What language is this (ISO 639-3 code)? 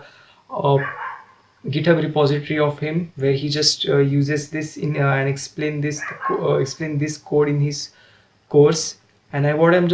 eng